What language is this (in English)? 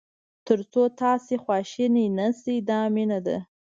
Pashto